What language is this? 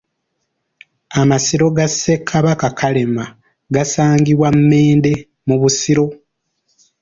Ganda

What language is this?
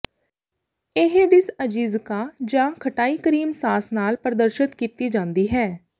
Punjabi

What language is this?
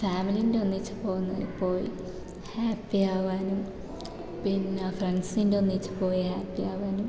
Malayalam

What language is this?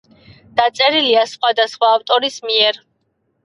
Georgian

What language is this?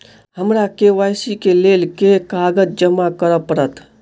Maithili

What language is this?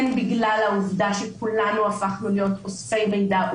Hebrew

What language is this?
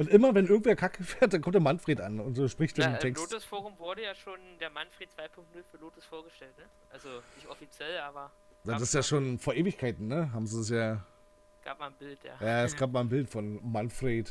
German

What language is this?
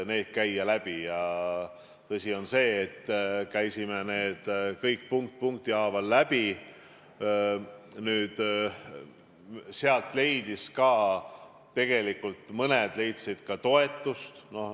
Estonian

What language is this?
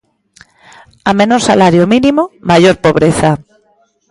Galician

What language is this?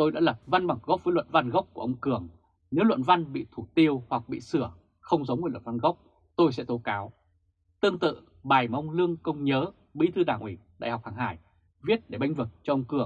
Vietnamese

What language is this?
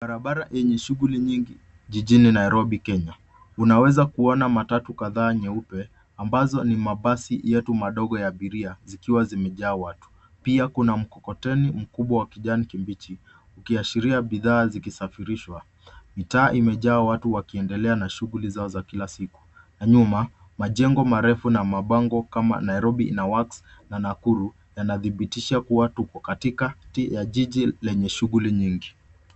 Swahili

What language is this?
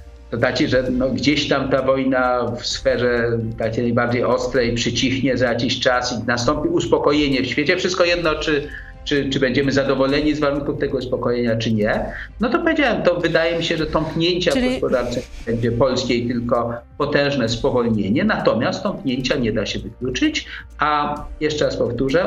Polish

